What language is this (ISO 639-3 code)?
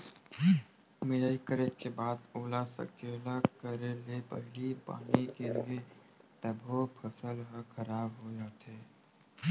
hne